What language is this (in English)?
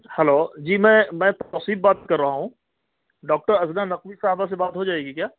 Urdu